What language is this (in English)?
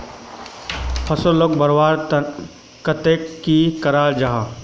Magahi